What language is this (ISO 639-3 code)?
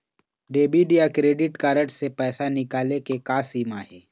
hne